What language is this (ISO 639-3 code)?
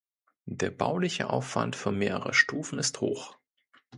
deu